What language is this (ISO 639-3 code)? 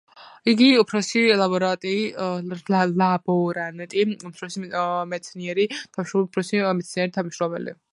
kat